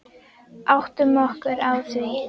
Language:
Icelandic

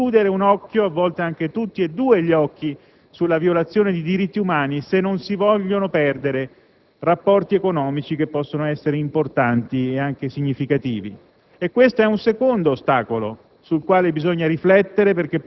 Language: Italian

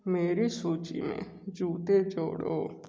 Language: Hindi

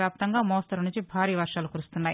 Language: Telugu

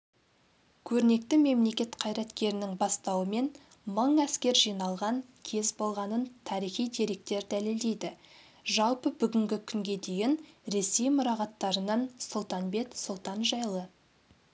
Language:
Kazakh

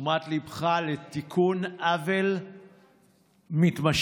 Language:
Hebrew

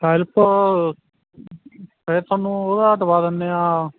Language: Punjabi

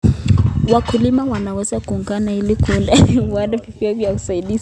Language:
Kalenjin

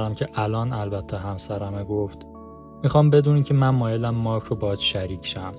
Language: Persian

